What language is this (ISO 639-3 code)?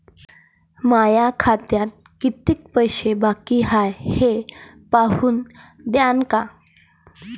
mar